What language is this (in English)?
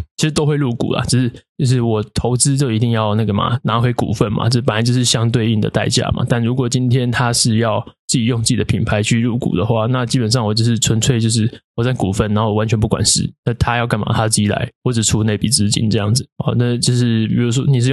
Chinese